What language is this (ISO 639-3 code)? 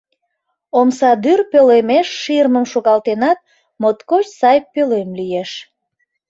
chm